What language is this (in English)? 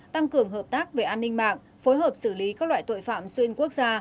Vietnamese